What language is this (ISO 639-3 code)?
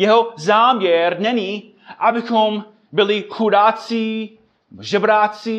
ces